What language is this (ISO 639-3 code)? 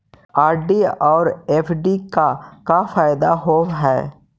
mag